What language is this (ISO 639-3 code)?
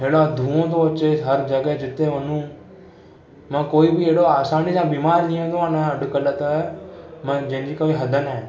snd